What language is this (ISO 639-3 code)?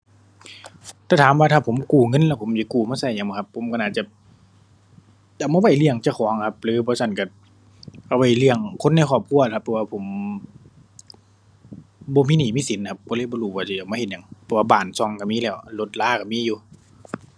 tha